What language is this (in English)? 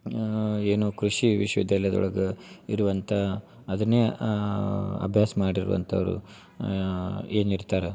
Kannada